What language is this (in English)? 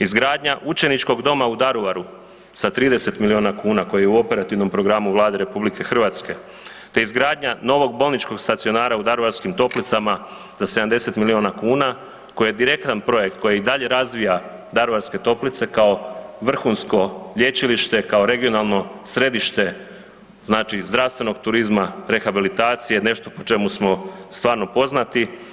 Croatian